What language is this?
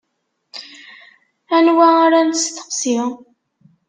Kabyle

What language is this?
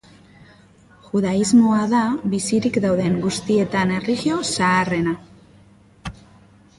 Basque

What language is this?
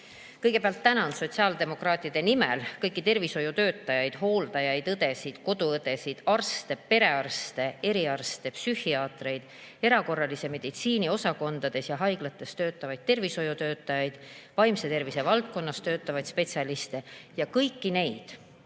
Estonian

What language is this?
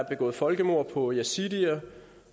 Danish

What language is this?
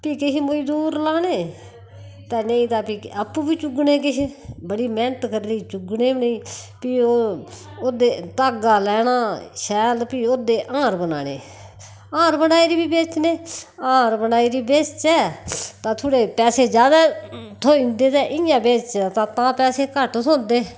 Dogri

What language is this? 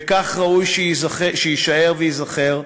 Hebrew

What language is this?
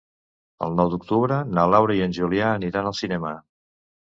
Catalan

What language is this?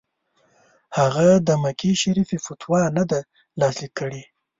Pashto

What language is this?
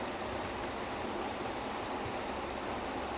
English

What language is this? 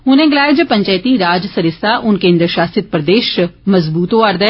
Dogri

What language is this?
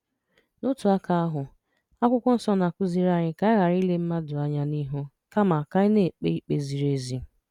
Igbo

